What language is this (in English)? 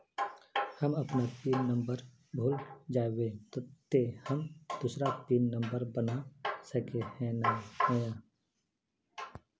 Magahi